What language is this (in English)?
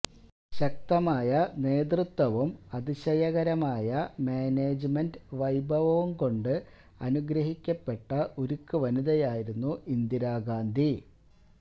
Malayalam